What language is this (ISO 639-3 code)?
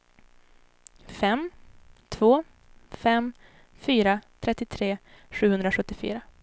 swe